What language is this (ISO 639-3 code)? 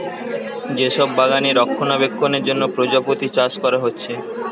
ben